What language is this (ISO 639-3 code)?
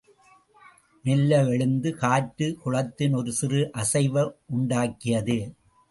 tam